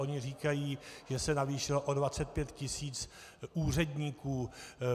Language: Czech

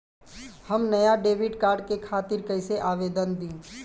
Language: Bhojpuri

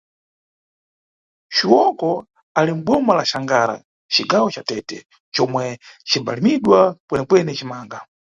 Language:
Nyungwe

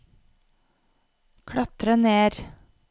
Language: Norwegian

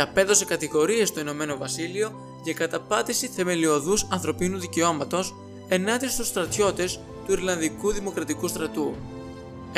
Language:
Greek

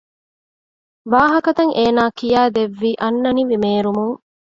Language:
Divehi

